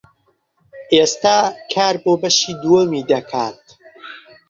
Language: Central Kurdish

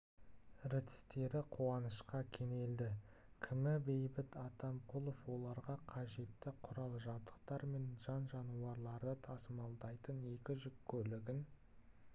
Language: Kazakh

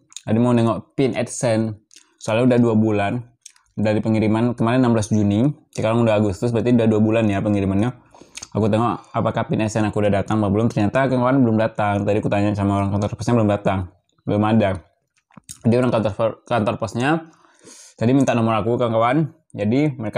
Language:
Indonesian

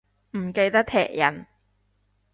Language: Cantonese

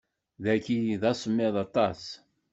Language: Kabyle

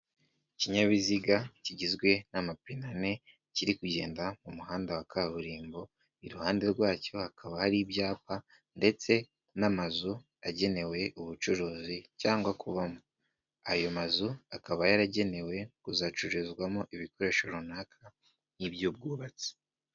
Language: Kinyarwanda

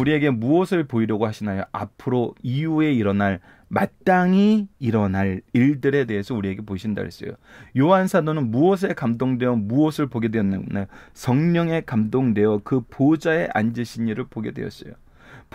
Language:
Korean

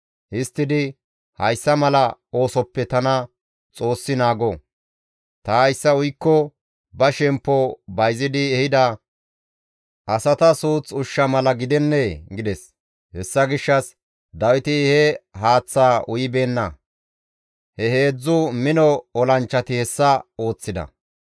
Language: Gamo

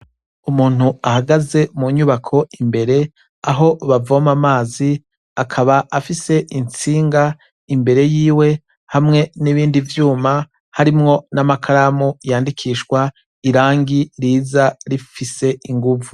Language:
Rundi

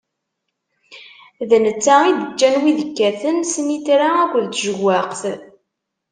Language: Kabyle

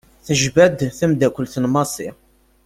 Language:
Kabyle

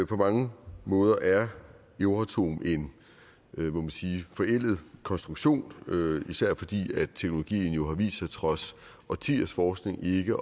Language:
Danish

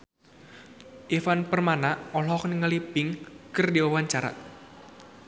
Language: Sundanese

